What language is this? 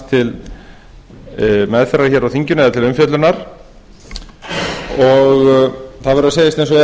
Icelandic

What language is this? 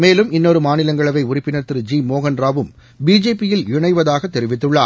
Tamil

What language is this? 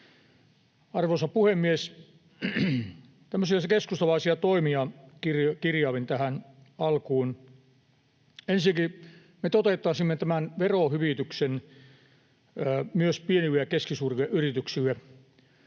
Finnish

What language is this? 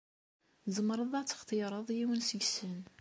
Kabyle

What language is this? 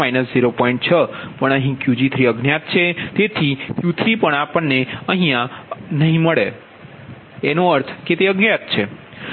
Gujarati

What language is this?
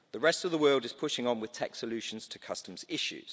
English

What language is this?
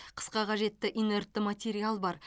Kazakh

